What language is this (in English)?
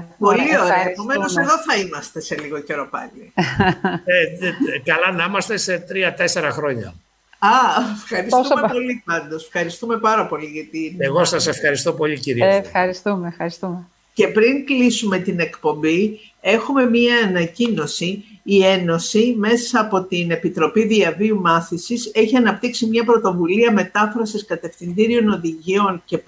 Greek